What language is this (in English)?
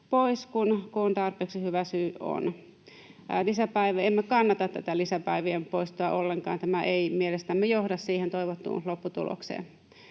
Finnish